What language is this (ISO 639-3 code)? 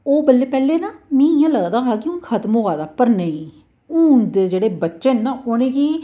doi